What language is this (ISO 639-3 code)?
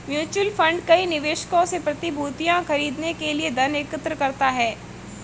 hin